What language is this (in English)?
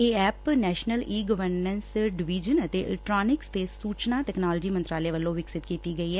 Punjabi